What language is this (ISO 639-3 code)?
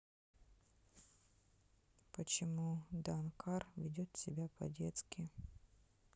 rus